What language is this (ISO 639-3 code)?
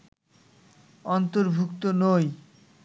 ben